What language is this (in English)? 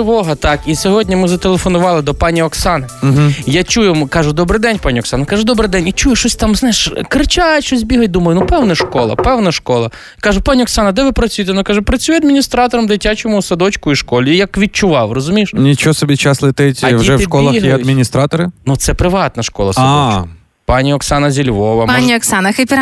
Ukrainian